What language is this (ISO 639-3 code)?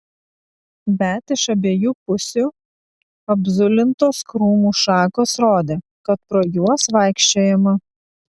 lit